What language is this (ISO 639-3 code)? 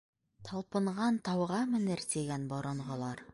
bak